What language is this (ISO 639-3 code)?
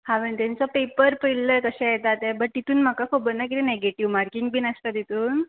kok